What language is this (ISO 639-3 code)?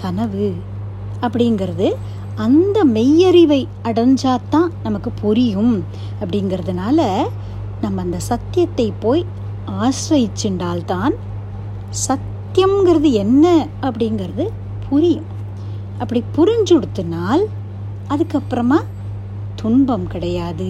tam